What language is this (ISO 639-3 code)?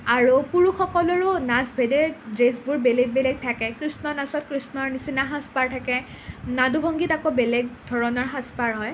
asm